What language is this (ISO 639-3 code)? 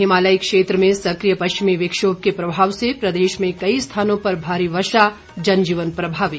hin